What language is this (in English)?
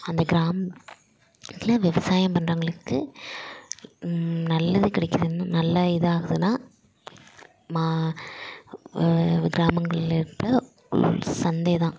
Tamil